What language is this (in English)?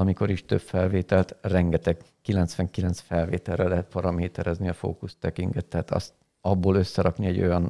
Hungarian